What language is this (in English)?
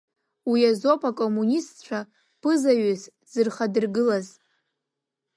Abkhazian